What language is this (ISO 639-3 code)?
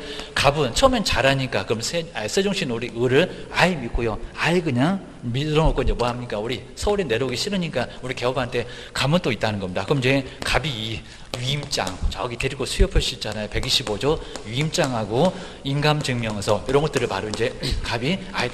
kor